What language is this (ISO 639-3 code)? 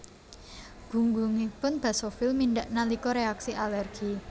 jav